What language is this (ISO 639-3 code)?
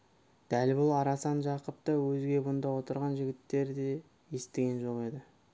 kaz